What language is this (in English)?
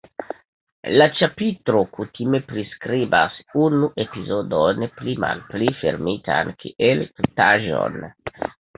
Esperanto